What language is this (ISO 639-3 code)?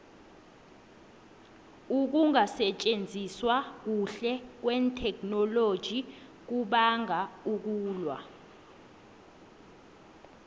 nbl